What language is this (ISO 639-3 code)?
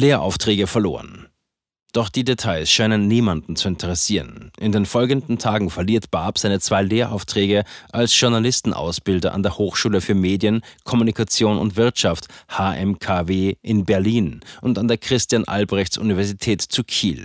deu